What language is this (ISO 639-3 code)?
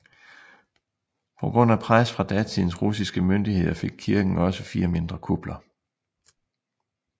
dan